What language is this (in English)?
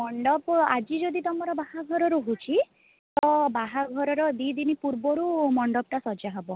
Odia